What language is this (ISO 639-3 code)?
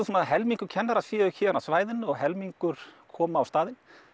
isl